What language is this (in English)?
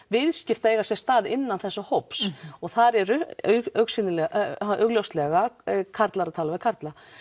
Icelandic